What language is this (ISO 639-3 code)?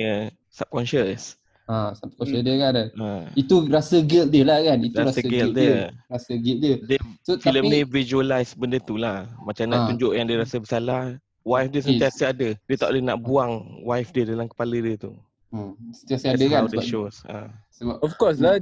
msa